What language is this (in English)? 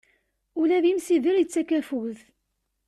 Kabyle